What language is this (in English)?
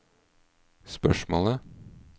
Norwegian